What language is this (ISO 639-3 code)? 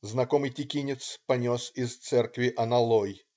rus